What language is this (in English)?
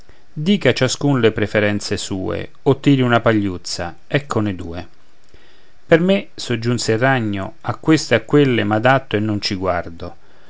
Italian